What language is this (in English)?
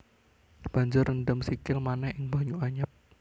Javanese